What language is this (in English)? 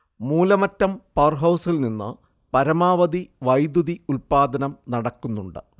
Malayalam